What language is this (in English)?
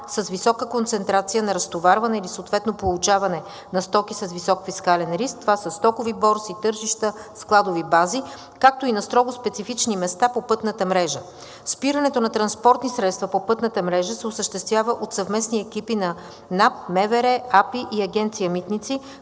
Bulgarian